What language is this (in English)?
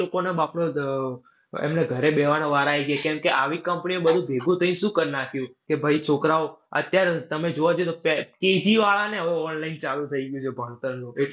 Gujarati